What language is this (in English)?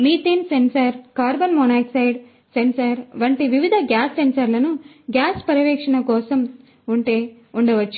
Telugu